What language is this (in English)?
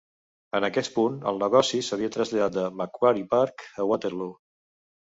Catalan